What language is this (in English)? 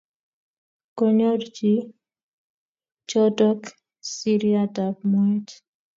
Kalenjin